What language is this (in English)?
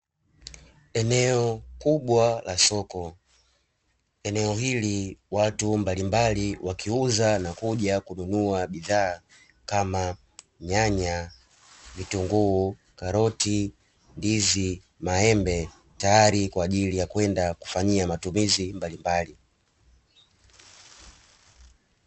Swahili